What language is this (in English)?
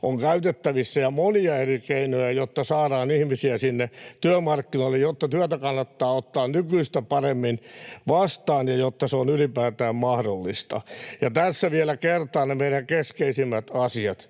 Finnish